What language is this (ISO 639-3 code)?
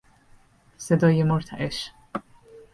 fas